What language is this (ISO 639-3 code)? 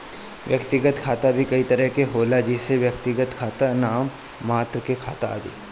bho